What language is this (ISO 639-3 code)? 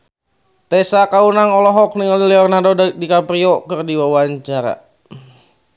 sun